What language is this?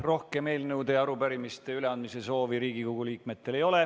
Estonian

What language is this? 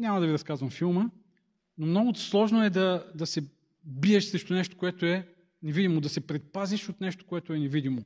Bulgarian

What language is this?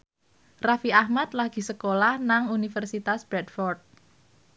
Javanese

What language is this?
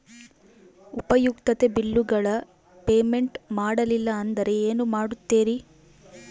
Kannada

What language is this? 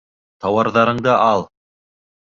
Bashkir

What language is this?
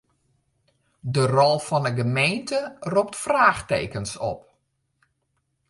Western Frisian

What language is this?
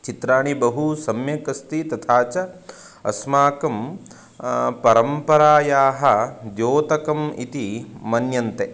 Sanskrit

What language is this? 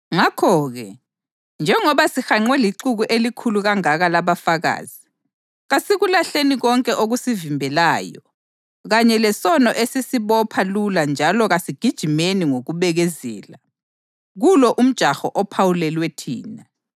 North Ndebele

